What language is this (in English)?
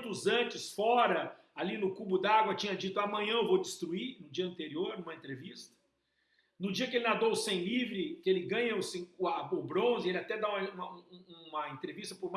Portuguese